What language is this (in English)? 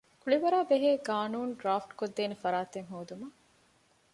Divehi